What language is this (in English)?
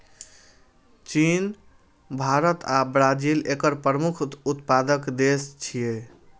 Maithili